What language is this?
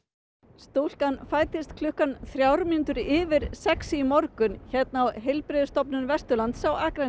Icelandic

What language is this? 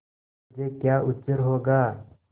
Hindi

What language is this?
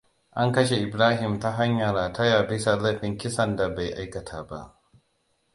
Hausa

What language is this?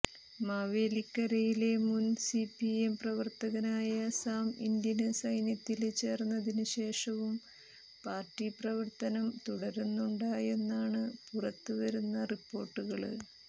Malayalam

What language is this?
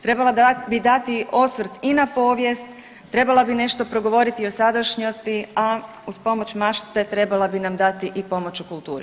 Croatian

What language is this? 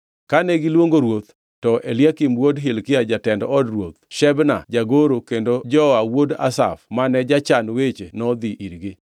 Luo (Kenya and Tanzania)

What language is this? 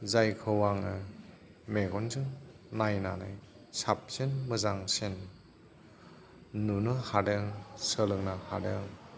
Bodo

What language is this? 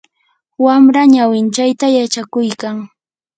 Yanahuanca Pasco Quechua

